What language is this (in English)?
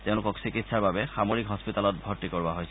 Assamese